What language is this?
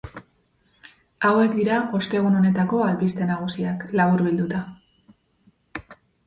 Basque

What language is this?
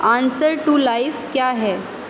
Urdu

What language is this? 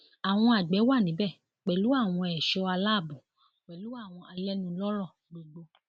Yoruba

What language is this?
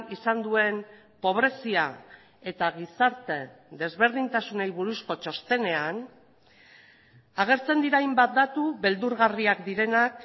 Basque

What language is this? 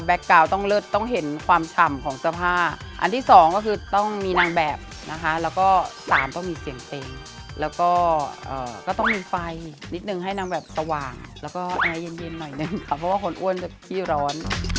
Thai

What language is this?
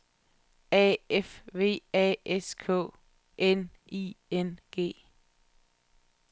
Danish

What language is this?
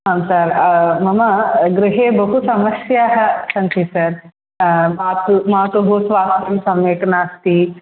Sanskrit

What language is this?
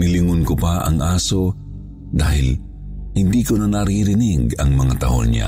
Filipino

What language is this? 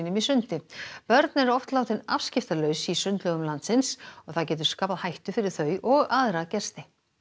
Icelandic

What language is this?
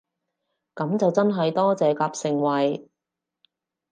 Cantonese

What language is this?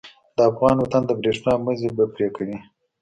Pashto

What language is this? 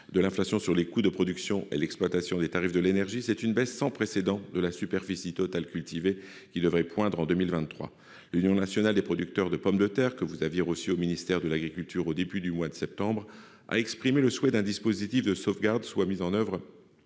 French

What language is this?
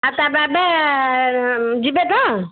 Odia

